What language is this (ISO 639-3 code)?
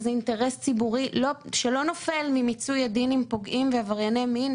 heb